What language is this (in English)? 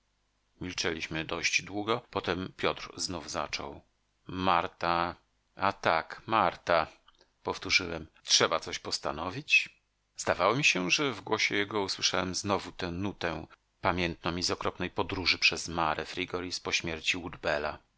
Polish